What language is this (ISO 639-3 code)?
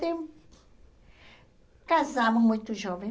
por